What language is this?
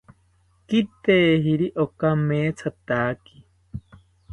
South Ucayali Ashéninka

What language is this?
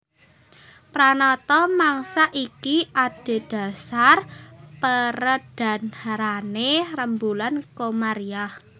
Javanese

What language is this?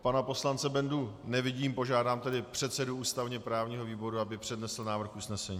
Czech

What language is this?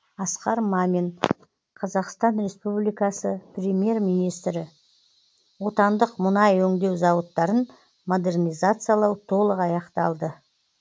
Kazakh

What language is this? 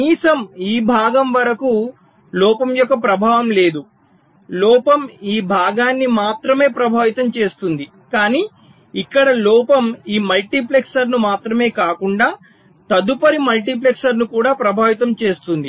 Telugu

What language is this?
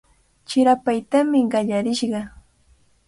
Cajatambo North Lima Quechua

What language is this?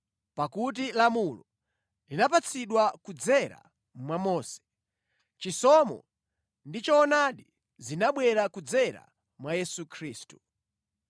Nyanja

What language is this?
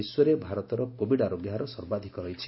Odia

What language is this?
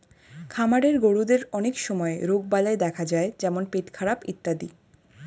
Bangla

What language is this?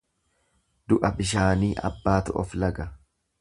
Oromo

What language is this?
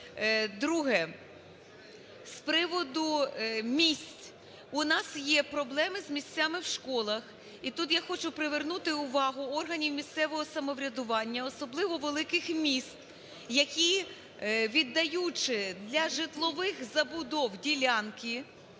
Ukrainian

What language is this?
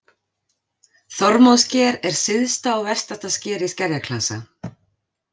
Icelandic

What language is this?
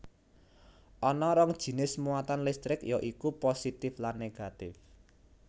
Javanese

